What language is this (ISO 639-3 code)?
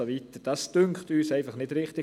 gsw